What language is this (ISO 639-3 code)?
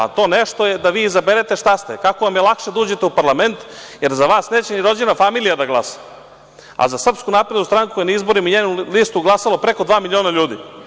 srp